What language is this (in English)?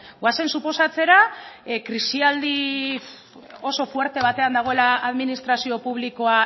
Basque